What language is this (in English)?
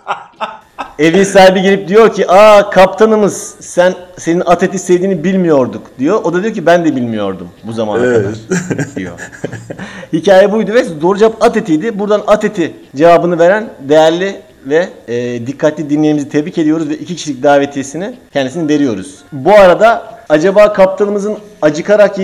Turkish